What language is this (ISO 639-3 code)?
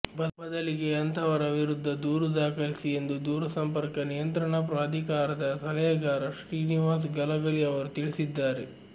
kan